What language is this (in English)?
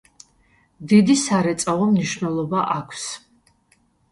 Georgian